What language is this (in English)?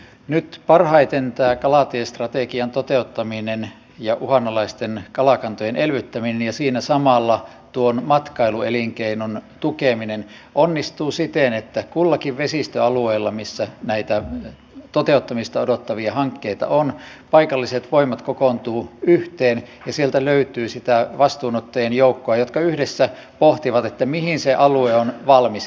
Finnish